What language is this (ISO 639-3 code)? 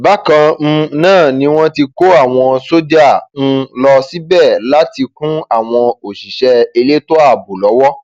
yor